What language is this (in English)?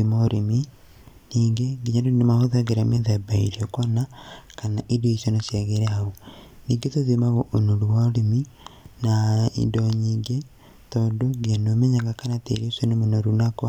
Kikuyu